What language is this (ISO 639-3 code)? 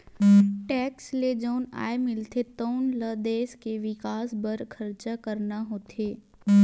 hne